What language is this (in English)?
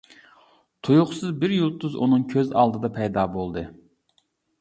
Uyghur